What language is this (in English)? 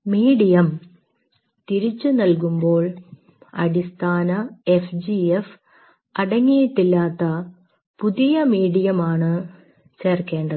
Malayalam